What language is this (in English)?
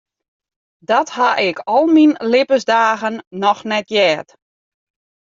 Western Frisian